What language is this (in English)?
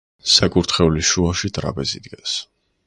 Georgian